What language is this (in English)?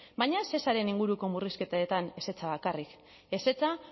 Basque